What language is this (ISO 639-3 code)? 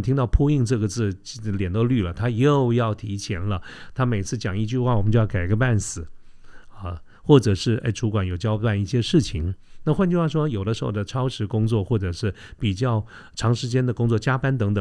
zho